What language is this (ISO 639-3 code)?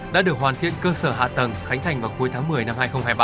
vie